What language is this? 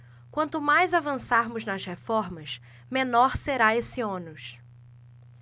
Portuguese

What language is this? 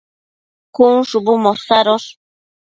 Matsés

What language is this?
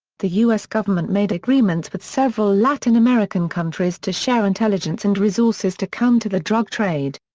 English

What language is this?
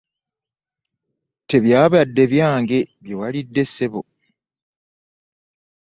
Ganda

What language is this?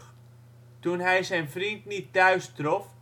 Dutch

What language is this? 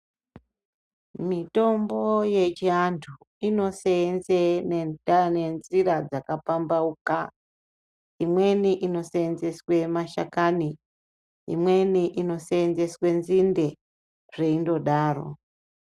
Ndau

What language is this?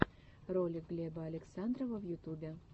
Russian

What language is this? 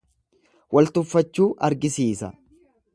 Oromo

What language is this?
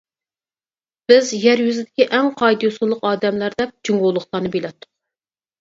Uyghur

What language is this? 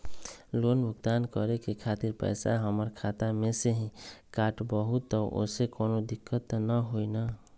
Magahi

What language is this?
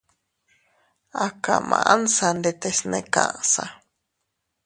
Teutila Cuicatec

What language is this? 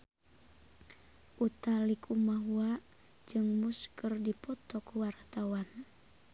Sundanese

